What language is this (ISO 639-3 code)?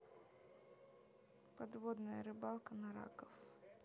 rus